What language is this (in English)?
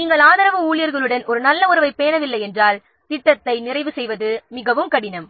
Tamil